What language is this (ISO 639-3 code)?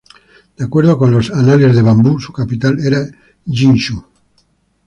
spa